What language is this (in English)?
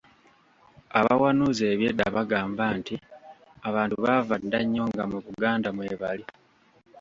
Ganda